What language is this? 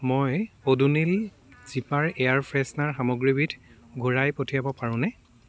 Assamese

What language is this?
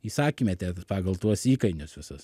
Lithuanian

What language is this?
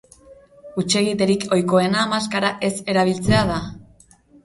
Basque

